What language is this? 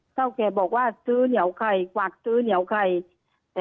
Thai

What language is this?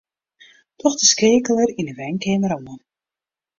Western Frisian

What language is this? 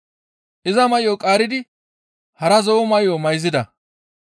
Gamo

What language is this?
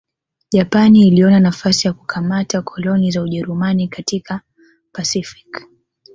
Swahili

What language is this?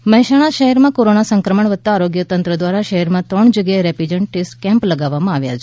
Gujarati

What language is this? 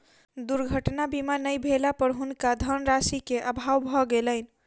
Maithili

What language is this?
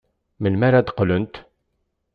Kabyle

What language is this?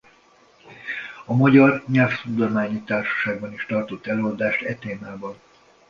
Hungarian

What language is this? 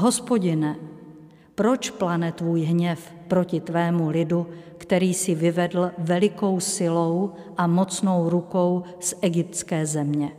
Czech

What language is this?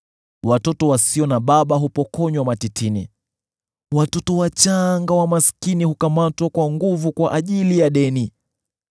Swahili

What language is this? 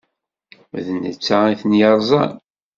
Kabyle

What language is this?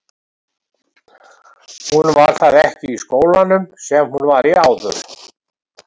Icelandic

